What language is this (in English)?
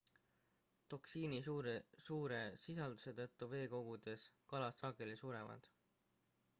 Estonian